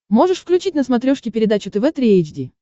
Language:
Russian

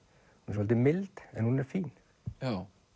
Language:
Icelandic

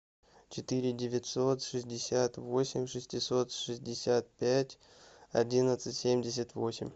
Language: Russian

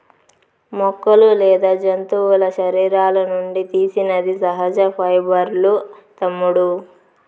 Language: Telugu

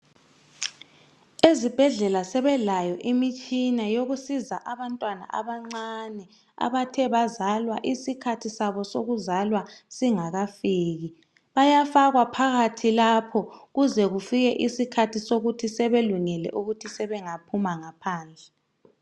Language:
North Ndebele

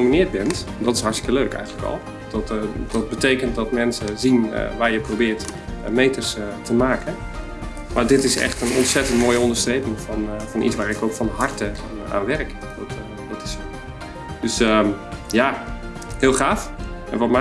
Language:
Dutch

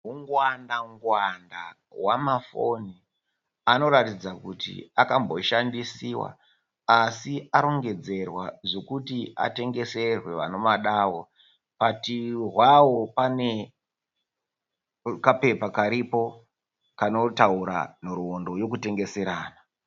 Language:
Shona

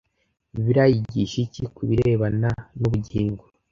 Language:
Kinyarwanda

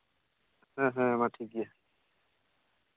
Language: Santali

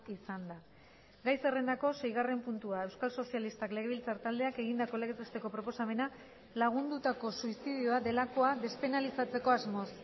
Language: Basque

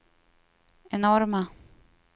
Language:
Swedish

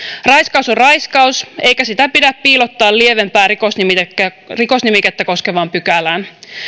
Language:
Finnish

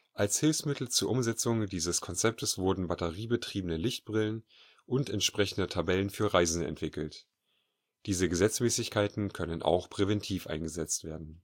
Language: German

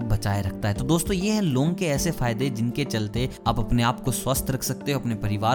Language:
Hindi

